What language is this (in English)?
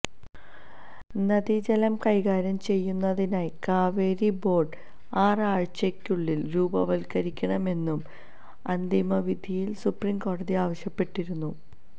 Malayalam